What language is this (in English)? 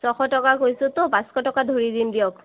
Assamese